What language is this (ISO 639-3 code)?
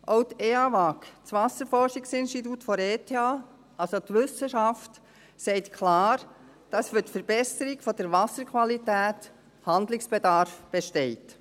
gsw